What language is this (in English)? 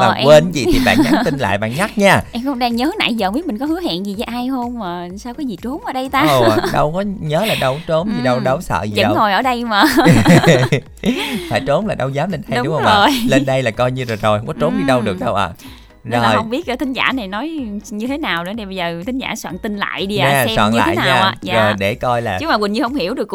Vietnamese